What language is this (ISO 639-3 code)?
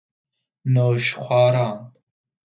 fas